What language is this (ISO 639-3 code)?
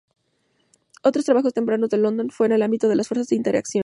spa